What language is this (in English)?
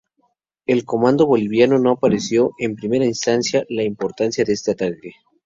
Spanish